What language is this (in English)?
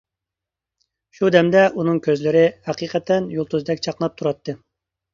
Uyghur